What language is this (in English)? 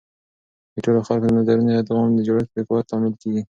Pashto